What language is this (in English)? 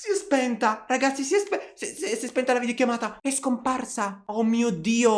Italian